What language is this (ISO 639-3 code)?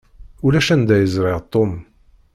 kab